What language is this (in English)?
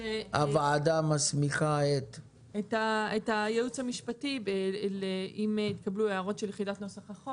Hebrew